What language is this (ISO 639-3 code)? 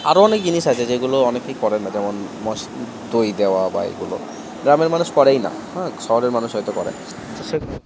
ben